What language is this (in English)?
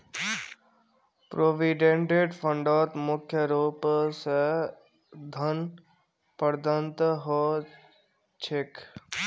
Magahi